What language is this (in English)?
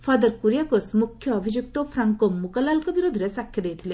Odia